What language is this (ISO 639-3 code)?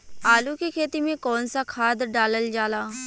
bho